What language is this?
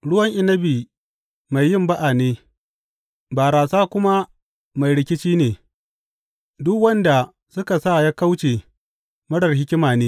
Hausa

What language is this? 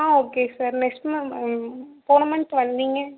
Tamil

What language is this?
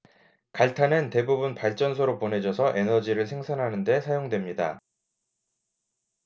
Korean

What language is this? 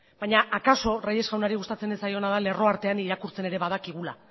Basque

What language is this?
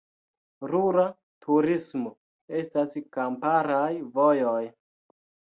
Esperanto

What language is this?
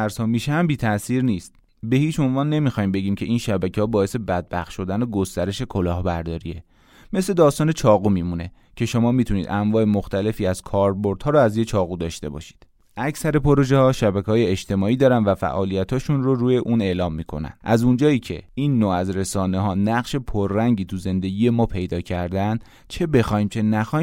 Persian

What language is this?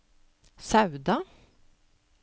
Norwegian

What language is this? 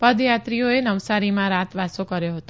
Gujarati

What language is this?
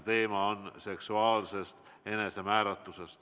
Estonian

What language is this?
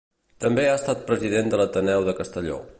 Catalan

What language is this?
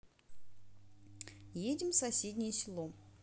Russian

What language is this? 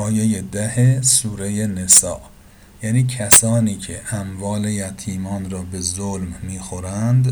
Persian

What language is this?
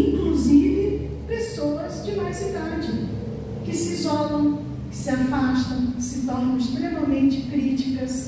Portuguese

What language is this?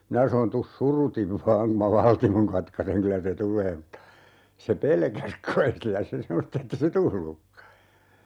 Finnish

